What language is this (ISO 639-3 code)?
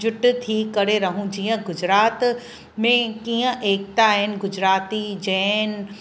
snd